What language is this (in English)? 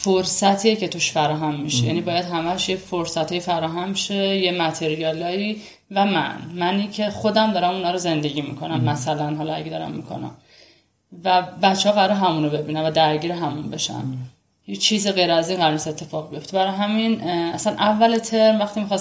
Persian